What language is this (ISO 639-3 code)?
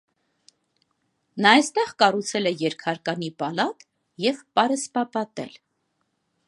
hye